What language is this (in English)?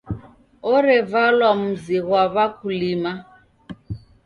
Taita